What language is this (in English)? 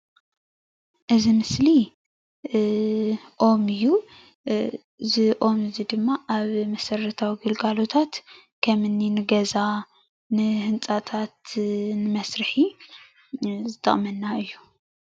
Tigrinya